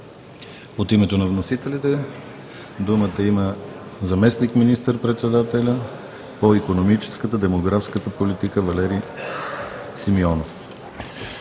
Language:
Bulgarian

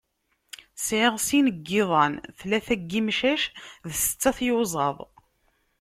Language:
Kabyle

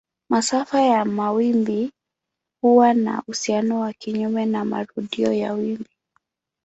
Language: Swahili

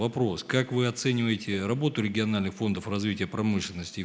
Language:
Russian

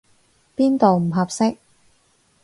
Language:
Cantonese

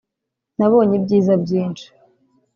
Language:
Kinyarwanda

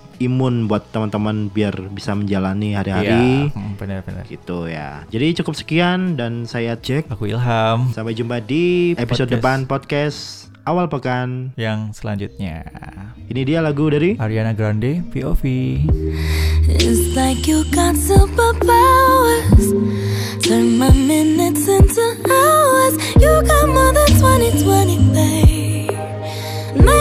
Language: Indonesian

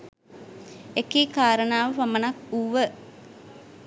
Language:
Sinhala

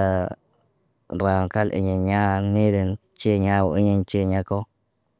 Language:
Naba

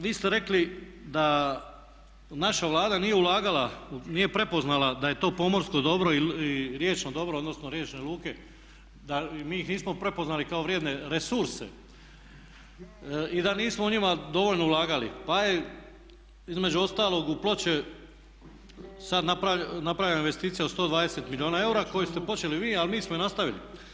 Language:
Croatian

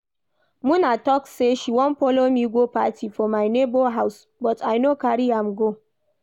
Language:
Nigerian Pidgin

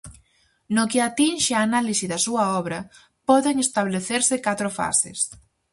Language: Galician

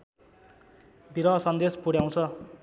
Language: Nepali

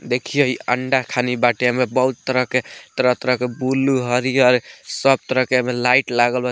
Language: Bhojpuri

